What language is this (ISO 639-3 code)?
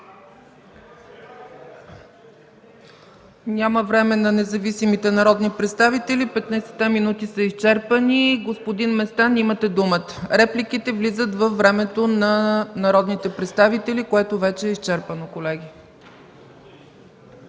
bul